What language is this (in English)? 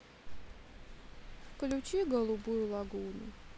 Russian